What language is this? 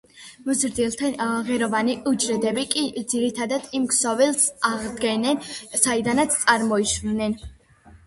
Georgian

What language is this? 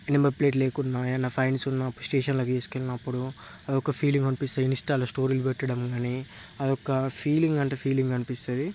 Telugu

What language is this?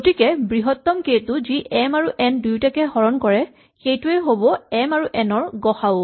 Assamese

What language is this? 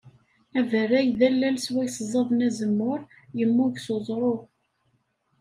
Kabyle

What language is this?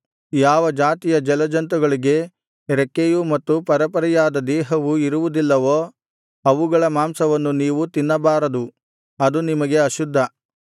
Kannada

